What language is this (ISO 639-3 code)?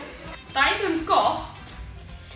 isl